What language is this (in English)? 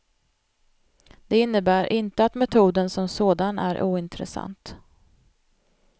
Swedish